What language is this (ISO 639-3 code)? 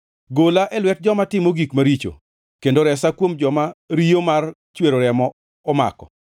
luo